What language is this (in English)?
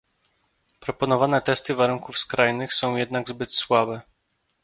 Polish